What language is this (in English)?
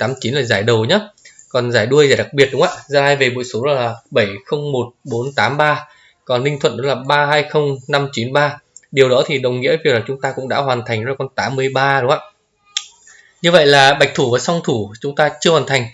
Vietnamese